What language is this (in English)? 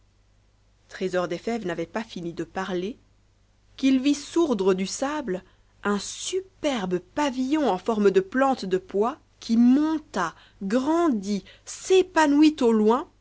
French